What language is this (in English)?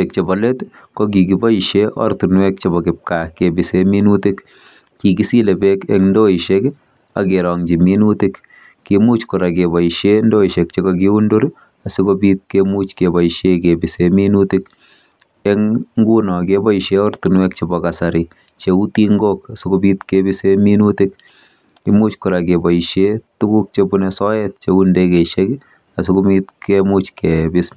Kalenjin